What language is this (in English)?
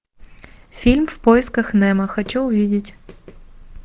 Russian